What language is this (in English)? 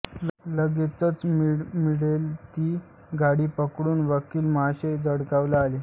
Marathi